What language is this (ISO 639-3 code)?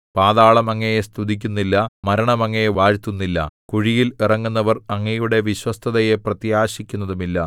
mal